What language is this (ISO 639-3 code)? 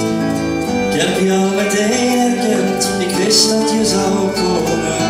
nld